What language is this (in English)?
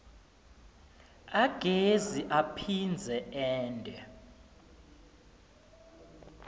Swati